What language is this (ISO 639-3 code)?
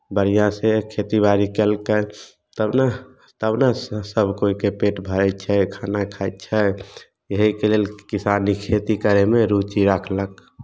mai